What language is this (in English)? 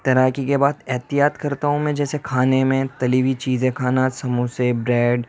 Urdu